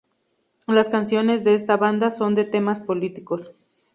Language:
Spanish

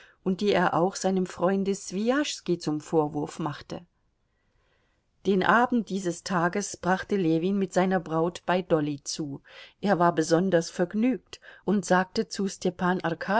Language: German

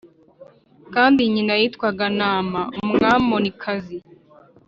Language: Kinyarwanda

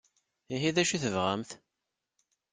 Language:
Kabyle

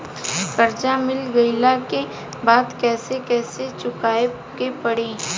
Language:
Bhojpuri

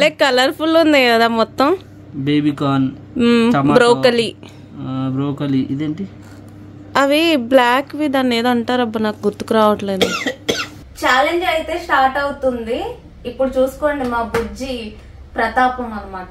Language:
Telugu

